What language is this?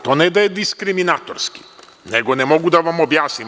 Serbian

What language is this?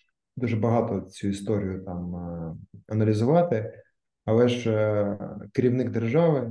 Ukrainian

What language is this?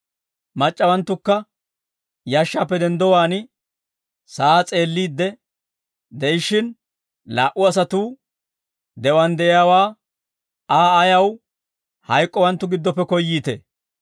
Dawro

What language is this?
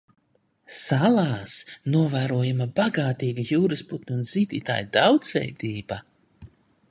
Latvian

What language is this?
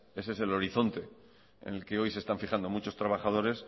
Spanish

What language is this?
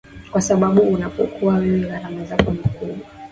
Swahili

